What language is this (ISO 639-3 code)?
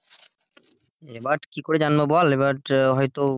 ben